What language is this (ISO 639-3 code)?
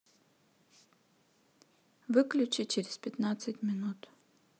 rus